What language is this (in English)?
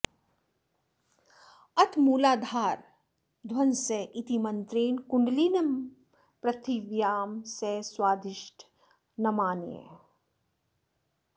Sanskrit